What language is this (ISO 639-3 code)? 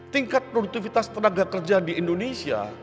ind